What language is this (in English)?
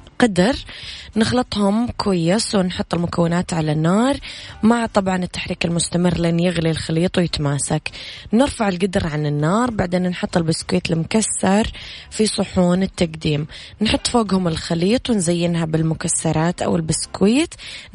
Arabic